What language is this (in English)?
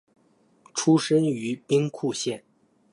Chinese